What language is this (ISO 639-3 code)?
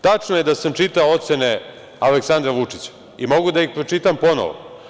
srp